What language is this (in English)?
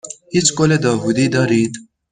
Persian